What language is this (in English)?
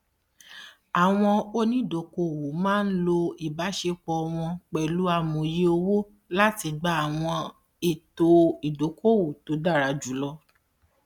Yoruba